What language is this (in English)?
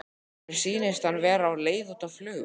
Icelandic